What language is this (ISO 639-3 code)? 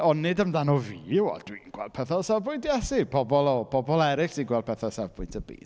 cym